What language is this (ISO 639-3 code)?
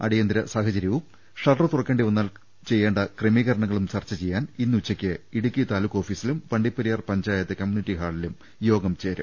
mal